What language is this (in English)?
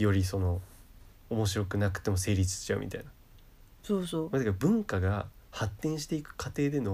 Japanese